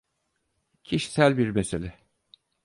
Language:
Turkish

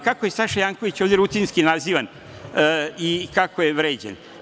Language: Serbian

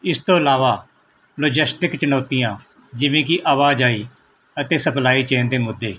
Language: Punjabi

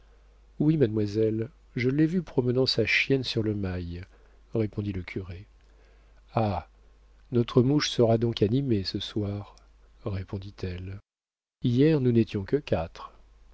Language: French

